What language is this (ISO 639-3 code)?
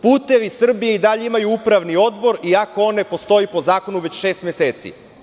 srp